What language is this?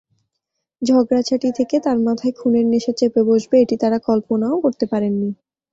Bangla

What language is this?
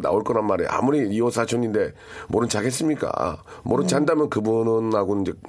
Korean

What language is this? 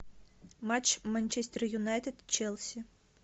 Russian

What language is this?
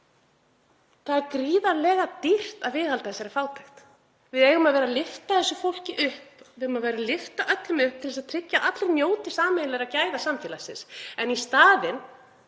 Icelandic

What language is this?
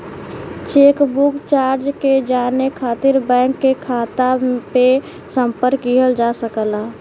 Bhojpuri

